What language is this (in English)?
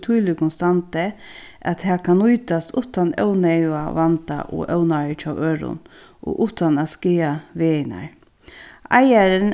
Faroese